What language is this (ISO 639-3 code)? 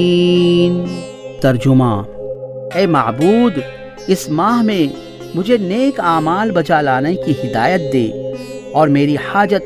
urd